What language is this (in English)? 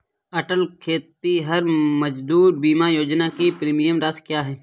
Hindi